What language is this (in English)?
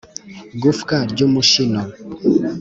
Kinyarwanda